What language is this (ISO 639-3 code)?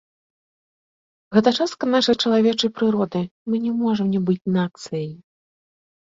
bel